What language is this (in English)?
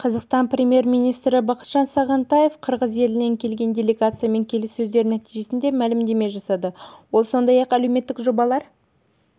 Kazakh